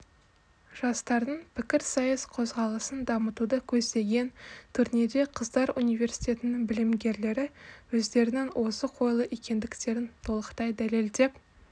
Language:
Kazakh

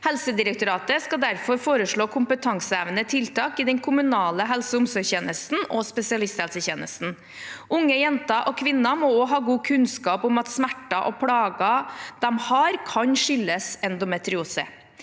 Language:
Norwegian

